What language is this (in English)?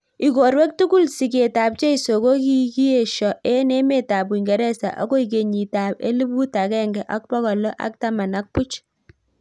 Kalenjin